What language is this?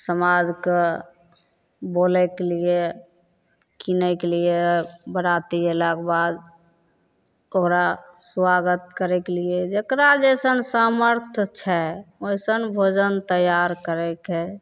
Maithili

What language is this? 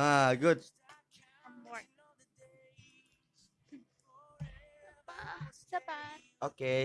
Indonesian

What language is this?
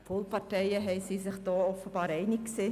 Swiss German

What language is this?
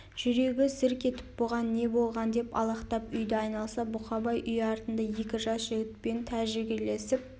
Kazakh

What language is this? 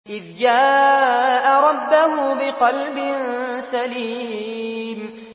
Arabic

